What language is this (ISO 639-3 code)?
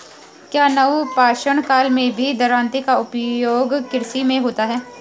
hin